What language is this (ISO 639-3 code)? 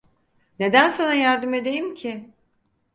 tur